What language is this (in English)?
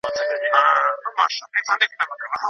Pashto